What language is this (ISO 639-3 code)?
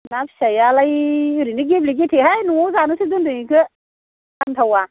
brx